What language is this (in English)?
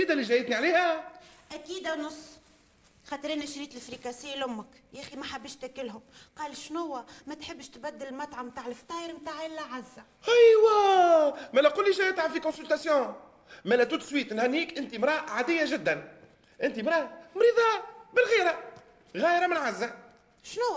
Arabic